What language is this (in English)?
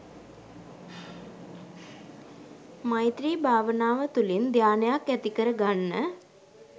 Sinhala